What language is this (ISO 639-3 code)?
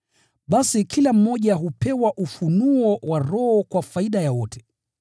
swa